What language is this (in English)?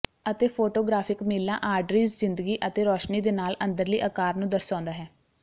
Punjabi